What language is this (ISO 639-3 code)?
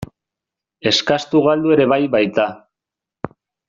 eus